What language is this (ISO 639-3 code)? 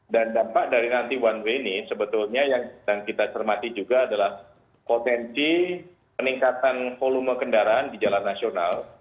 ind